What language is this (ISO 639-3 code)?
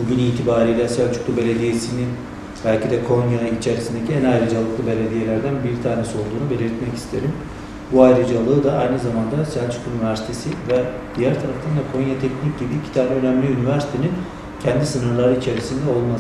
tur